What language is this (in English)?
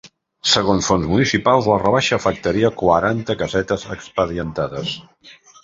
Catalan